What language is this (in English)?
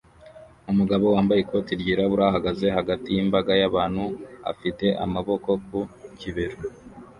Kinyarwanda